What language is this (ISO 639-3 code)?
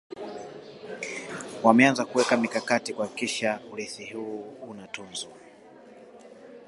swa